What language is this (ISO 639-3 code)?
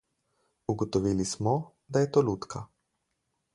slv